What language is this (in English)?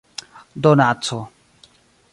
Esperanto